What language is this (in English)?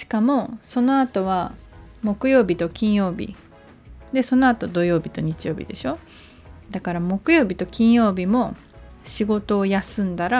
Japanese